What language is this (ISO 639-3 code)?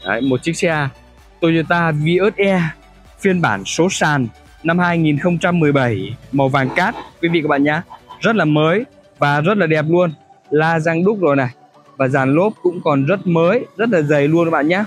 vie